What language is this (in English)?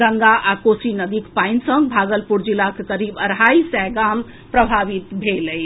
Maithili